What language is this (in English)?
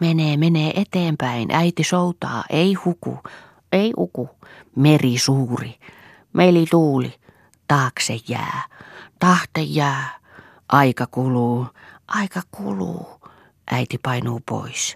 Finnish